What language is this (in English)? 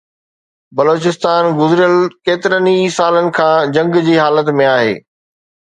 Sindhi